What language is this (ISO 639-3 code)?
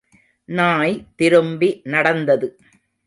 tam